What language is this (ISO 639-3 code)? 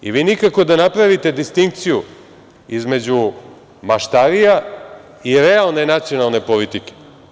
srp